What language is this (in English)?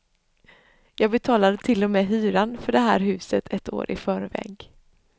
Swedish